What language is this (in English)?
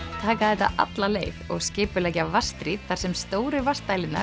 Icelandic